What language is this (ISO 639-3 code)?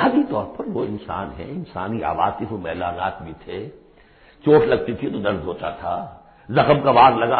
urd